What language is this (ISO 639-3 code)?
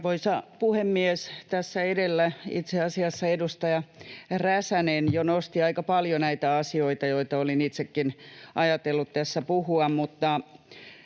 fin